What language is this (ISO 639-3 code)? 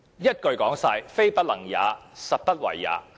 yue